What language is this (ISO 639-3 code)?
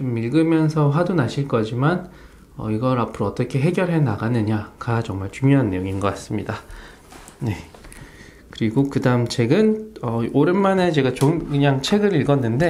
kor